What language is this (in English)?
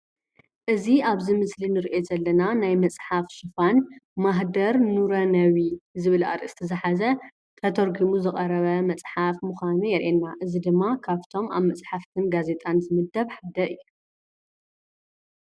Tigrinya